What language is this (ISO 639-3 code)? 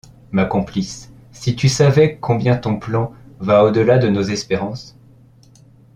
fra